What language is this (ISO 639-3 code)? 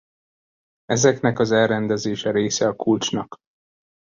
hun